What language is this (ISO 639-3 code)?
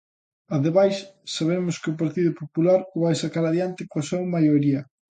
glg